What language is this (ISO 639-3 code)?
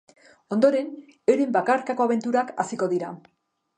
eus